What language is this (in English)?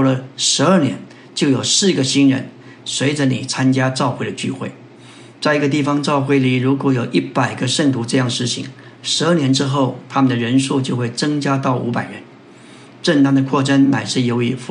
Chinese